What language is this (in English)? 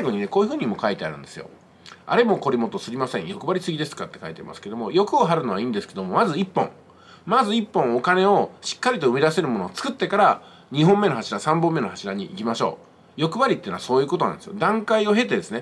Japanese